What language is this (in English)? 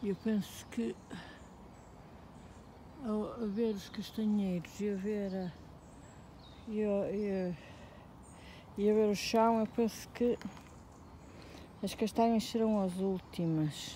Portuguese